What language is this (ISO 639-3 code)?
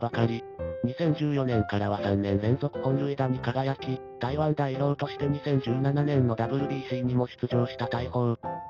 jpn